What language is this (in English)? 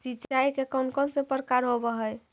Magahi